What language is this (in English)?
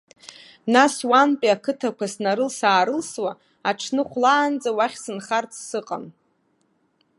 Abkhazian